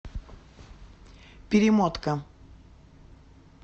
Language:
Russian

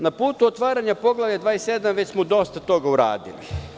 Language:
Serbian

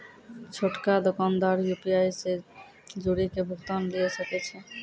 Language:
Maithili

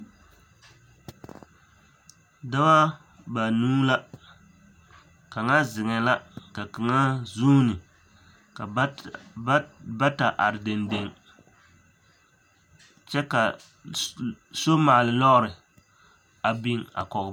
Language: Southern Dagaare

